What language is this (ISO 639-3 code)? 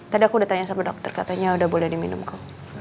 ind